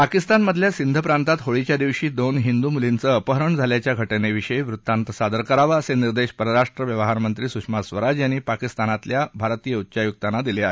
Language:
Marathi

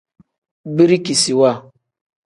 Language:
Tem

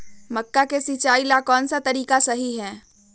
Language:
Magahi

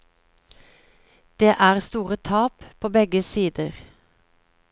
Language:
Norwegian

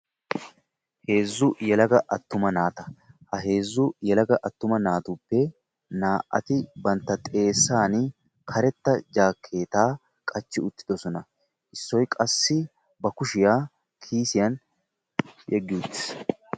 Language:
Wolaytta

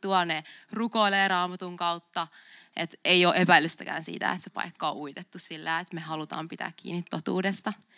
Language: Finnish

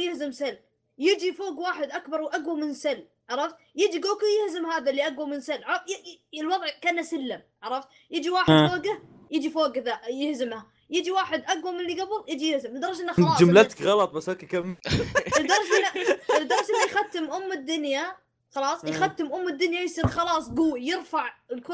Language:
Arabic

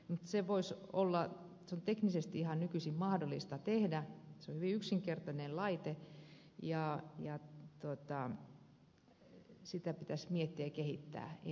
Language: Finnish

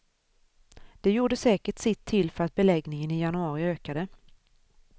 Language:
Swedish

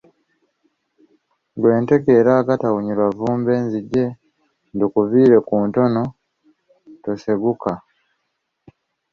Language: Ganda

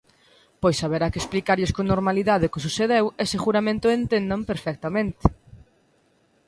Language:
Galician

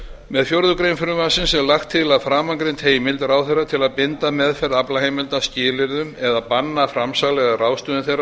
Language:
Icelandic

